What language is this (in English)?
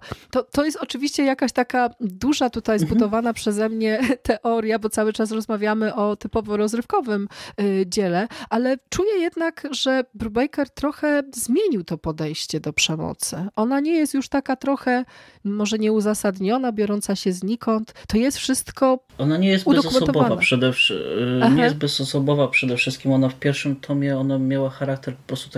Polish